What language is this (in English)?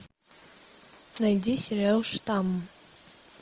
Russian